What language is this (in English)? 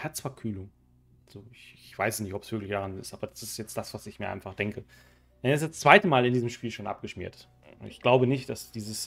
German